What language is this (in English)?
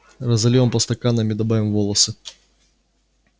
Russian